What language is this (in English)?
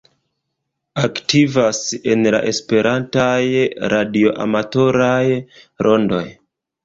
Esperanto